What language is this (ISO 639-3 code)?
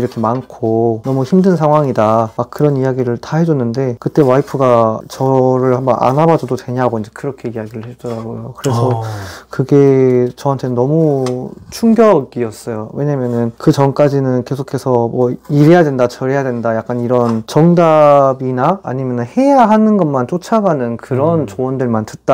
kor